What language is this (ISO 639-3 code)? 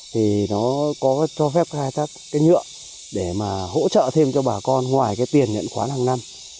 vie